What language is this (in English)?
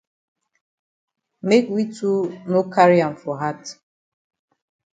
Cameroon Pidgin